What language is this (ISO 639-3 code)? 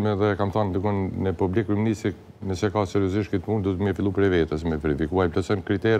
ron